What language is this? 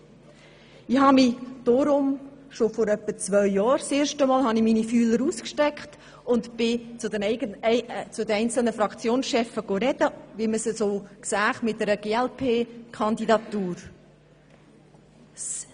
Swiss German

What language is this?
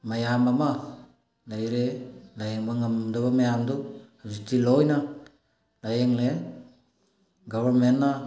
Manipuri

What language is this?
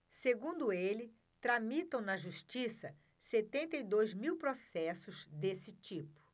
Portuguese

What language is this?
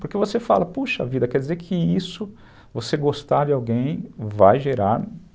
Portuguese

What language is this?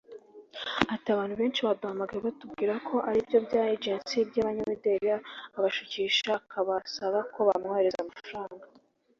Kinyarwanda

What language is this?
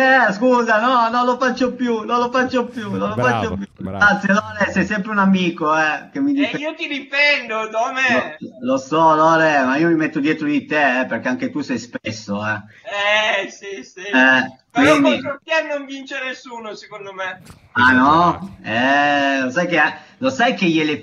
Italian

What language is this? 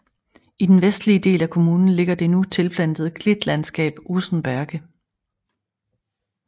Danish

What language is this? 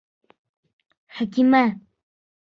Bashkir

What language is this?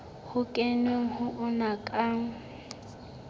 Southern Sotho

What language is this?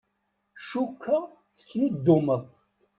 Kabyle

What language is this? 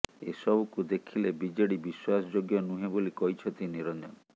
Odia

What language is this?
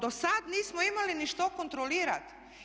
Croatian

